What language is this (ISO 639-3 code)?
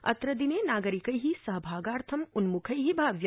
san